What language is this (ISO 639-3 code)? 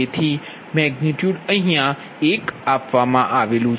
guj